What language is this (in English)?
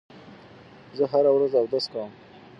Pashto